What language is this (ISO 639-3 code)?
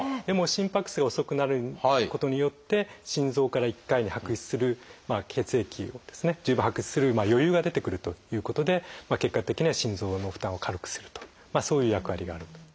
jpn